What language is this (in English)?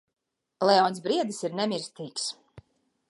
Latvian